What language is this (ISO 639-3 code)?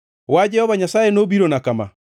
luo